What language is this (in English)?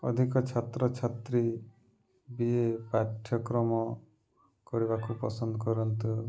Odia